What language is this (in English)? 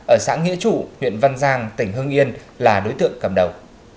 Vietnamese